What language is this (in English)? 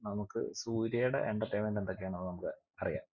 Malayalam